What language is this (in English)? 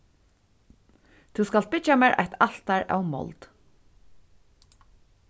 Faroese